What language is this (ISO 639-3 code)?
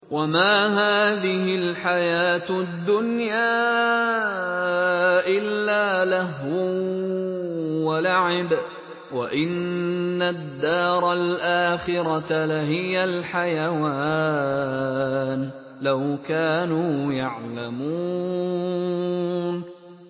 ara